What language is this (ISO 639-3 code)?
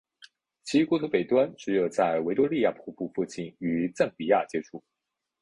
zho